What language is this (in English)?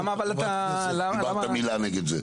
Hebrew